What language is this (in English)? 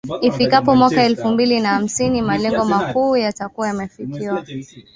Swahili